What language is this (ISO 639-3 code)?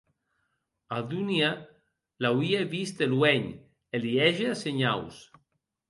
oci